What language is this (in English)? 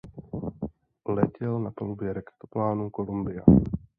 Czech